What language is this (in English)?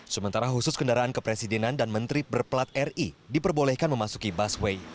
Indonesian